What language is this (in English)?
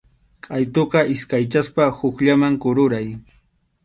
Arequipa-La Unión Quechua